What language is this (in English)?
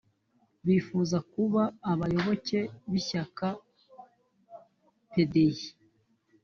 Kinyarwanda